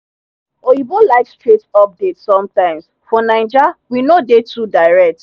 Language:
Nigerian Pidgin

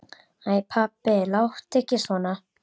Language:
Icelandic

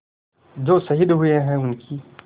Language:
Hindi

